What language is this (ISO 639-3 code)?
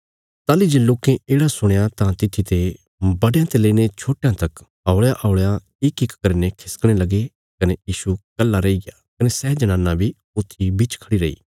kfs